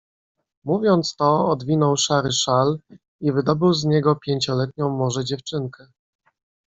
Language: Polish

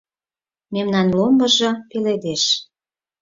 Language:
Mari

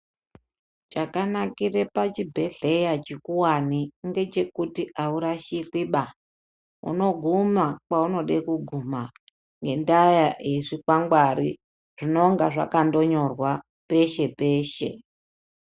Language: Ndau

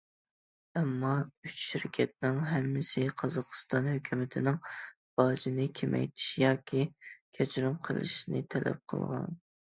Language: Uyghur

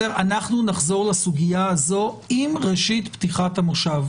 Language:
Hebrew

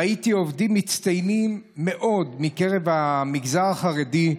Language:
Hebrew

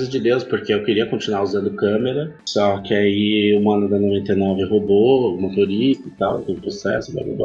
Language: Portuguese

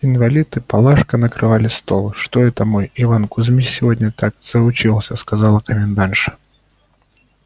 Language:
Russian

